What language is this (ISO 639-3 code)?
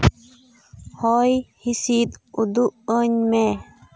sat